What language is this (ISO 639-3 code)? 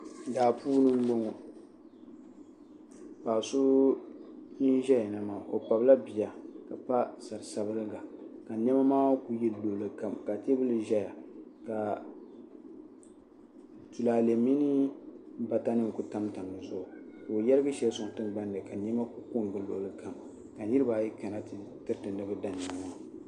dag